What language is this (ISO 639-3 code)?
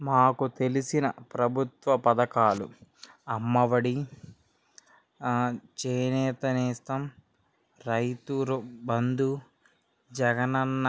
tel